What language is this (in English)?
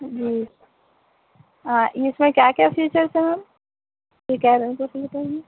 Urdu